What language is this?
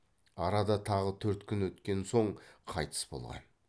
Kazakh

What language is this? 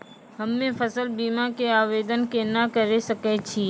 Maithili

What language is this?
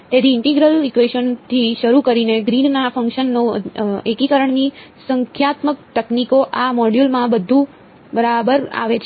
Gujarati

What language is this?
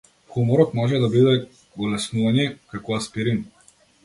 Macedonian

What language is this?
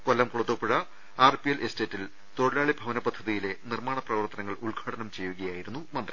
Malayalam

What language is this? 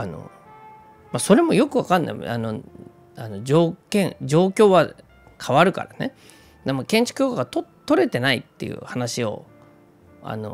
Japanese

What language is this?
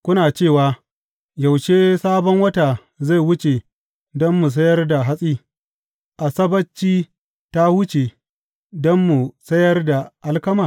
Hausa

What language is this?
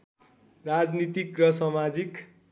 Nepali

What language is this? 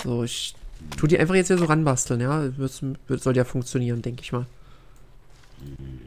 German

